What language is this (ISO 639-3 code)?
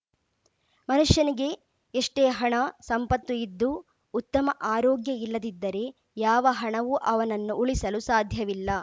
kan